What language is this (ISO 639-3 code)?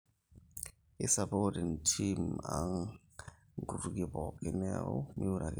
mas